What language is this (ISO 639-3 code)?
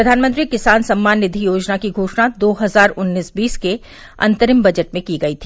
hin